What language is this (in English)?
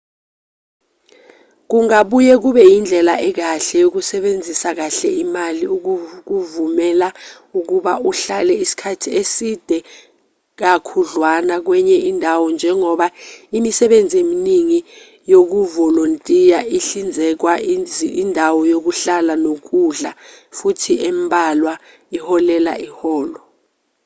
Zulu